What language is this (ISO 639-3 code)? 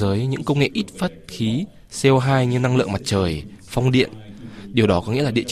vie